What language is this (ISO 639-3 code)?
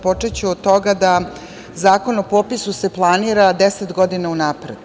srp